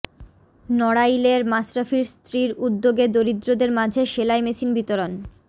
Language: Bangla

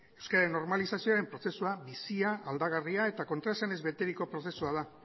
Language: Basque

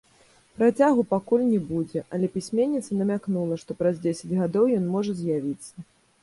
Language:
Belarusian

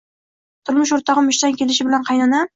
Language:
Uzbek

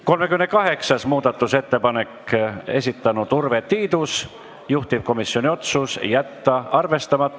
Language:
Estonian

